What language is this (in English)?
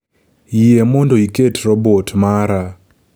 Luo (Kenya and Tanzania)